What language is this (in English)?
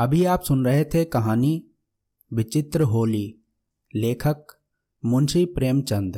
Hindi